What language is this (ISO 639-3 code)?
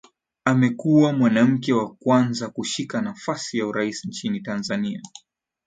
swa